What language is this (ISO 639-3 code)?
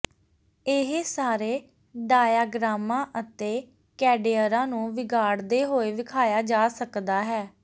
pan